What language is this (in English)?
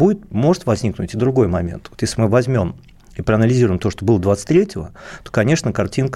Russian